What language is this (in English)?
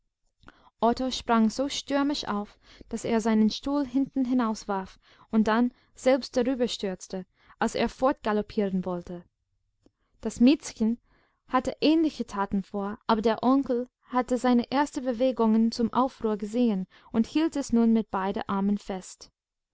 German